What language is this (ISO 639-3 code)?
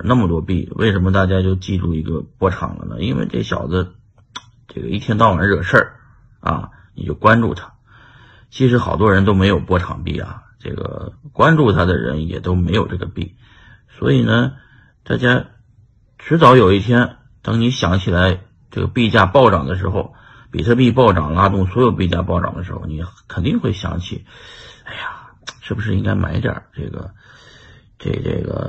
zho